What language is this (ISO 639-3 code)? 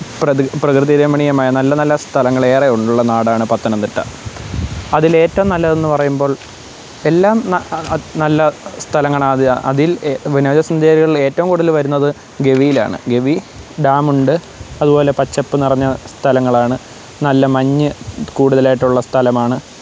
mal